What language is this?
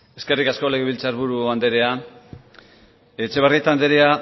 Basque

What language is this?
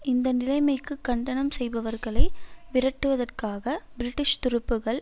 Tamil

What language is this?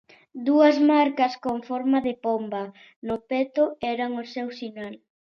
Galician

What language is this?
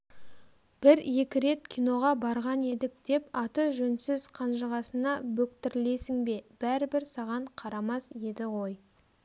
Kazakh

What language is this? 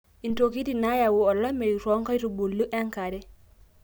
Masai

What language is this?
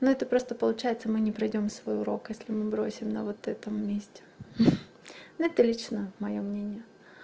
Russian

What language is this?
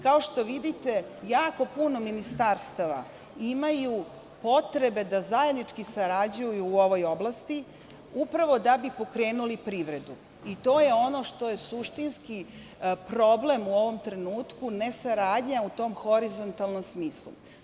Serbian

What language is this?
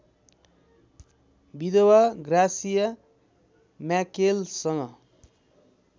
Nepali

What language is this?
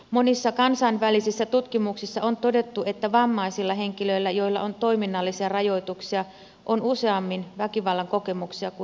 Finnish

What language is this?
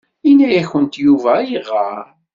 Kabyle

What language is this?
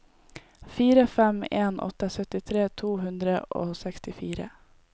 Norwegian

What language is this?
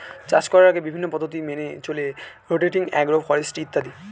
Bangla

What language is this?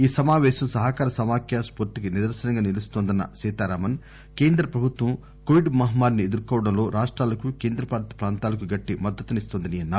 Telugu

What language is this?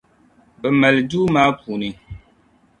Dagbani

